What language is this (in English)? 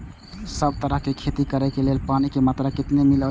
Maithili